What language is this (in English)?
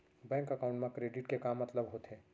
Chhattisgarhi